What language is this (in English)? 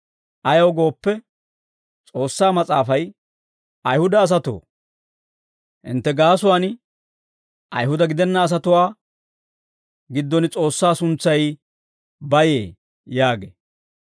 Dawro